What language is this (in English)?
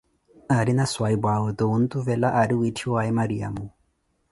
Koti